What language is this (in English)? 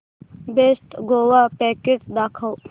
Marathi